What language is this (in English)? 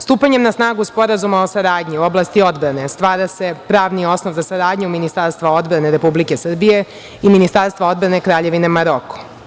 Serbian